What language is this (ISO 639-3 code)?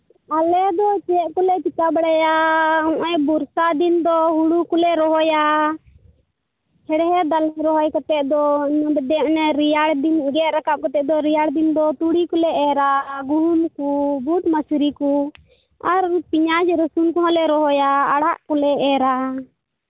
sat